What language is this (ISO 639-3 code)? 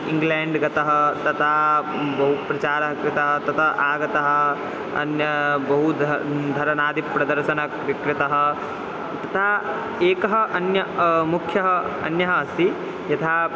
san